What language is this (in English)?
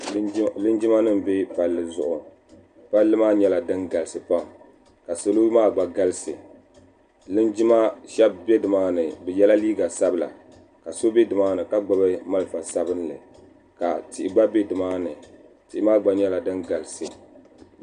Dagbani